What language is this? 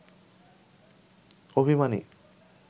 Bangla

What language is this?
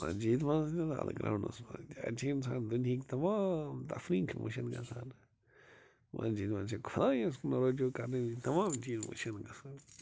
Kashmiri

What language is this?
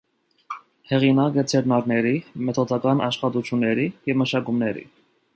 Armenian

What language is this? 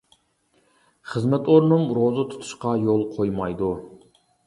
Uyghur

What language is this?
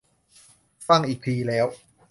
Thai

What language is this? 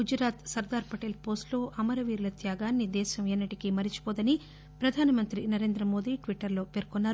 Telugu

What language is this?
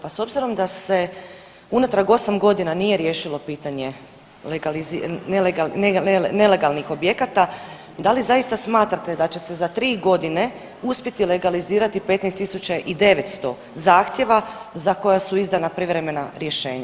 Croatian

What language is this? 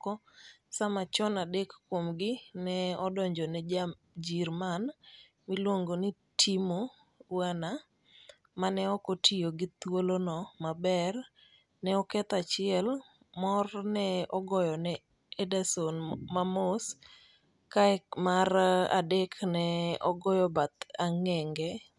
Luo (Kenya and Tanzania)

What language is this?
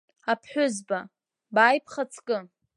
Abkhazian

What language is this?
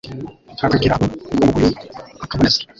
Kinyarwanda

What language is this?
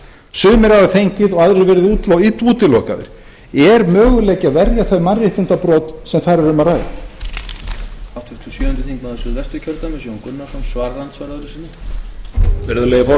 Icelandic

